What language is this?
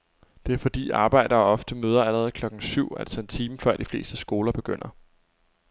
Danish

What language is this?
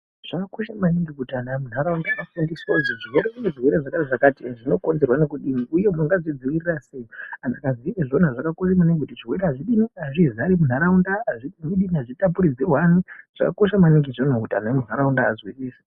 Ndau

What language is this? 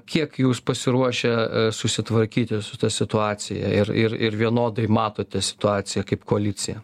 Lithuanian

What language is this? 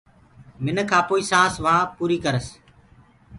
Gurgula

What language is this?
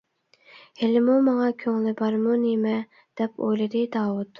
Uyghur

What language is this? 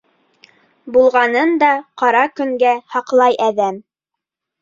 Bashkir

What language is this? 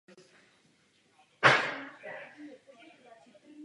Czech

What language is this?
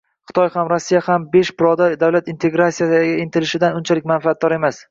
Uzbek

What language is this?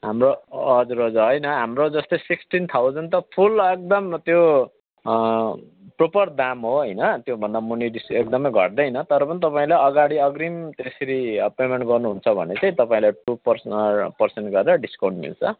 Nepali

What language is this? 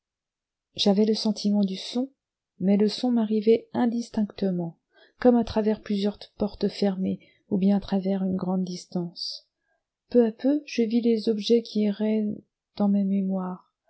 French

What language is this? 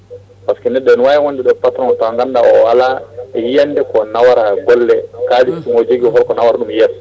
Fula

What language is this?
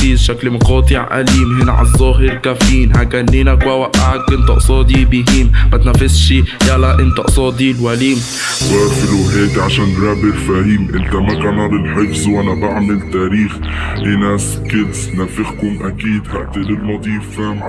Arabic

